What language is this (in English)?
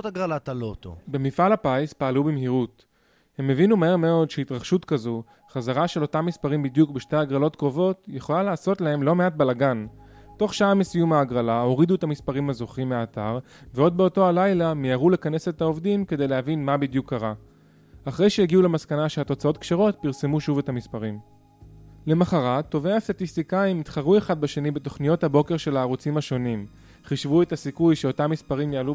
Hebrew